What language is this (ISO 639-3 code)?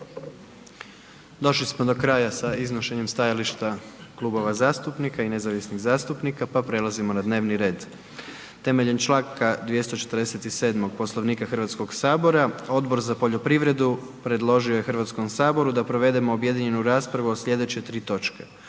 hrv